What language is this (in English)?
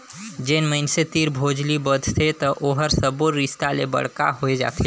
Chhattisgarhi